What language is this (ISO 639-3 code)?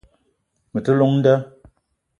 eto